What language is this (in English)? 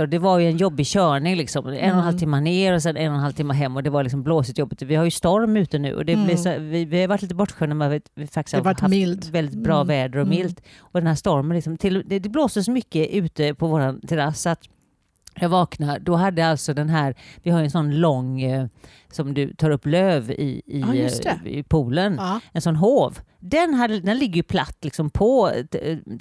Swedish